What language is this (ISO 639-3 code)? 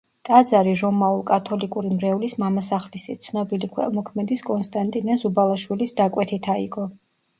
kat